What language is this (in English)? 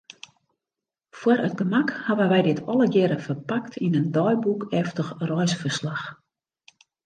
Western Frisian